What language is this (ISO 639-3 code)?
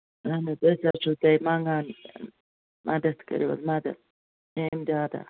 kas